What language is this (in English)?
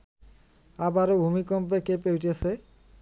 Bangla